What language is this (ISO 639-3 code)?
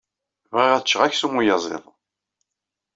kab